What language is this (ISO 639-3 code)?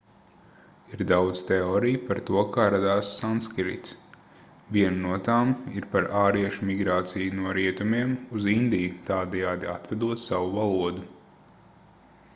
lav